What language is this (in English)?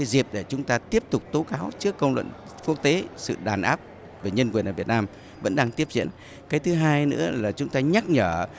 Vietnamese